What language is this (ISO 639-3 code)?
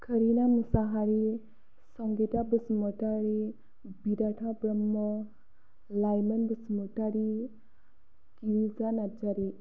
brx